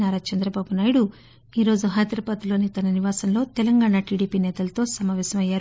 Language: Telugu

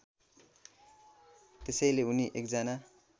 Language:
Nepali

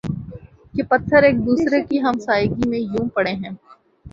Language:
Urdu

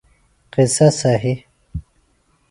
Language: Phalura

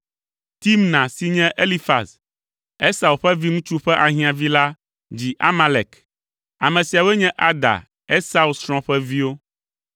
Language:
Ewe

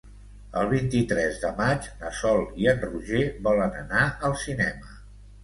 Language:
Catalan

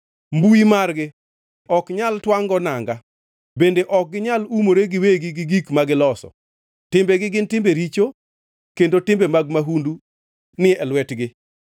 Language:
Luo (Kenya and Tanzania)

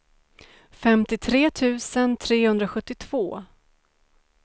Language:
Swedish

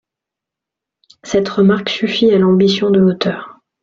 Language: French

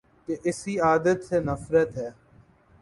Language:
Urdu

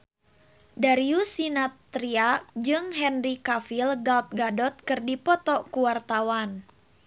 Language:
Sundanese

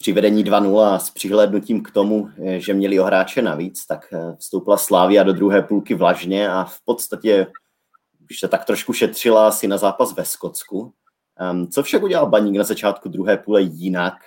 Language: Czech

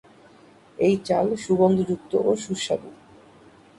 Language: Bangla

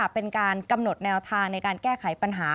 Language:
Thai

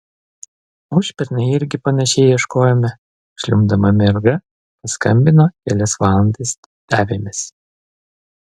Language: Lithuanian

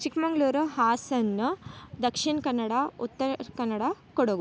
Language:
Kannada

